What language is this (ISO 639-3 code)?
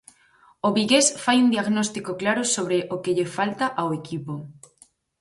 glg